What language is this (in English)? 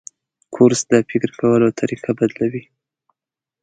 Pashto